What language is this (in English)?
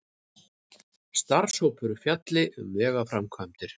Icelandic